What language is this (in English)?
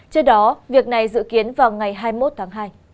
Vietnamese